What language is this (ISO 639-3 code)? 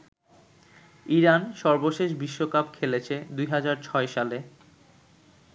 ben